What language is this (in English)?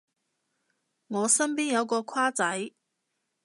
Cantonese